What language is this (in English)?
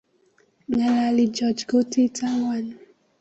Kalenjin